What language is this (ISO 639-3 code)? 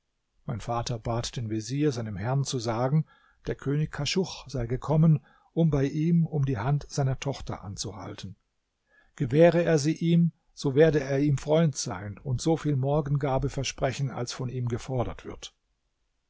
deu